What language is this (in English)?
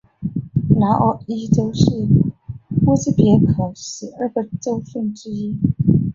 Chinese